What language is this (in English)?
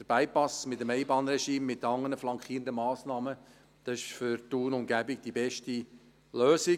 Swiss German